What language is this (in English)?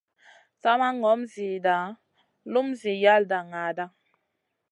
Masana